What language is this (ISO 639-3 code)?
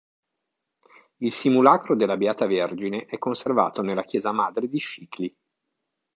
ita